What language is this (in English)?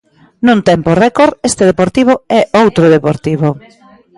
Galician